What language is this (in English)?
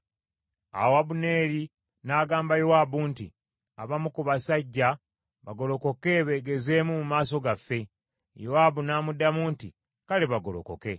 Ganda